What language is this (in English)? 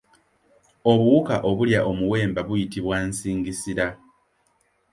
Ganda